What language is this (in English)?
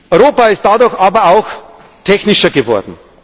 German